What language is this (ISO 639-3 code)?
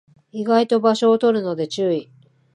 jpn